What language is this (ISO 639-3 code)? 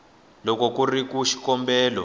tso